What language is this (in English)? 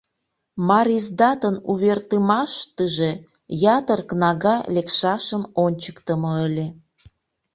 Mari